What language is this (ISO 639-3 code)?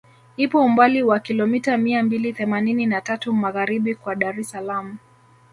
swa